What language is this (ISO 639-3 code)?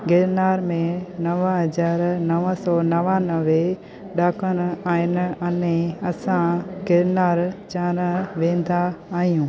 snd